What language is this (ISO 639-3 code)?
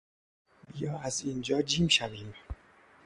fas